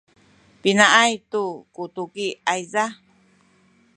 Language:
Sakizaya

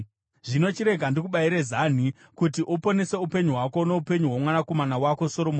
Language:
Shona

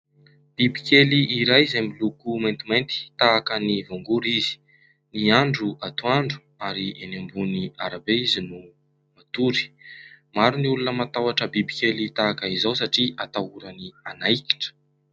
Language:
Malagasy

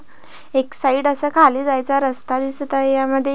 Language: Marathi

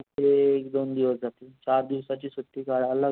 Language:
Marathi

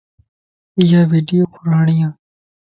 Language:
Lasi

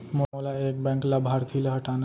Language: Chhattisgarhi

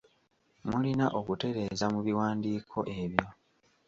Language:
Ganda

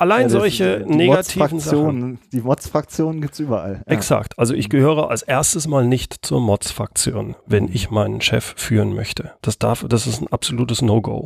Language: German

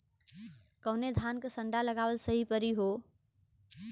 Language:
Bhojpuri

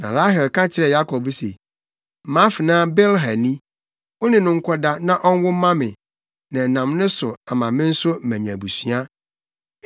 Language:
Akan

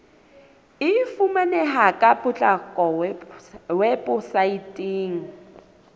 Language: Southern Sotho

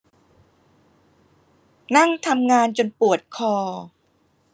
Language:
Thai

